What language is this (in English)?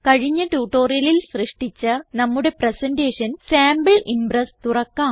Malayalam